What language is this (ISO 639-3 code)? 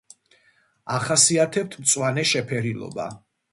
kat